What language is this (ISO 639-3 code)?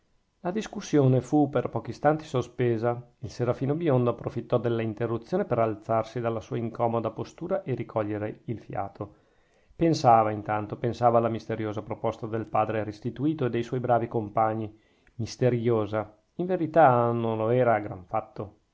ita